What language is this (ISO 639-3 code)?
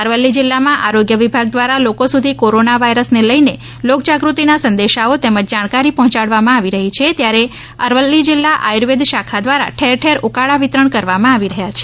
guj